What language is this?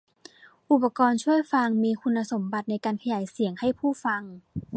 Thai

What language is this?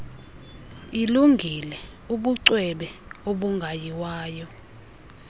Xhosa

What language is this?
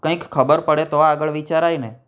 Gujarati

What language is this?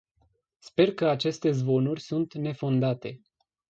Romanian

